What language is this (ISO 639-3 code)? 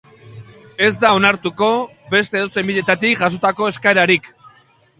eus